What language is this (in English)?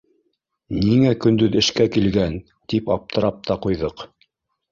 Bashkir